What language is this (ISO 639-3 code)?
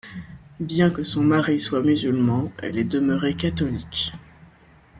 fra